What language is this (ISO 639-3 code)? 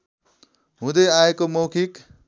nep